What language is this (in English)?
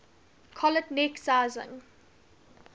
English